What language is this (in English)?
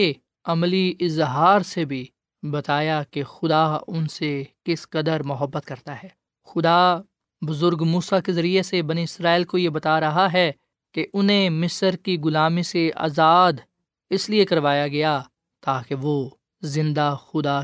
Urdu